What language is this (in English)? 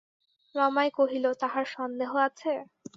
Bangla